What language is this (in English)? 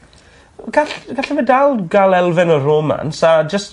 Welsh